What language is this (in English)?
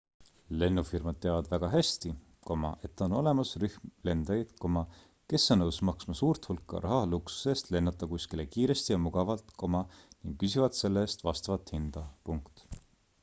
Estonian